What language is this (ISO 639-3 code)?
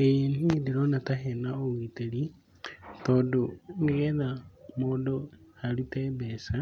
kik